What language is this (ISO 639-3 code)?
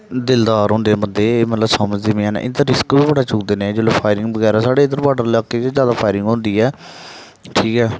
doi